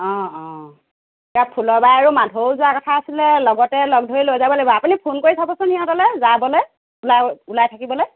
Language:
Assamese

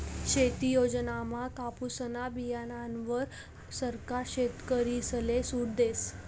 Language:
Marathi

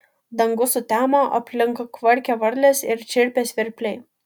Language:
Lithuanian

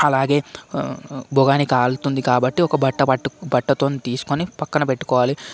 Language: Telugu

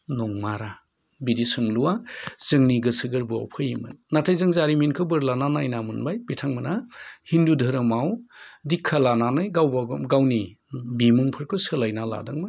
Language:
Bodo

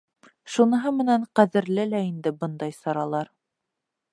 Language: Bashkir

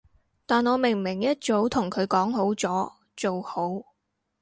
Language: Cantonese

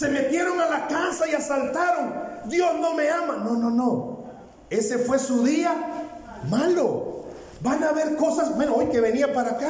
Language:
Spanish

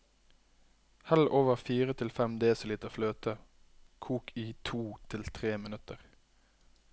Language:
Norwegian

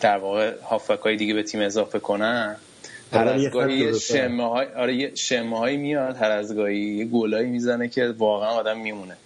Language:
Persian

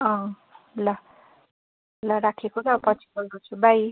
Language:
Nepali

